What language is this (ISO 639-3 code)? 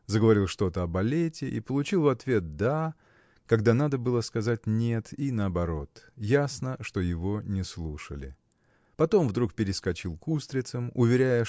rus